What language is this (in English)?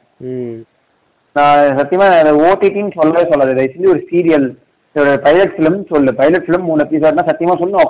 Tamil